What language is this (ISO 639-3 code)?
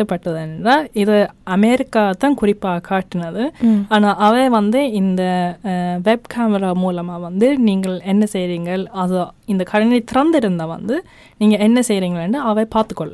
tam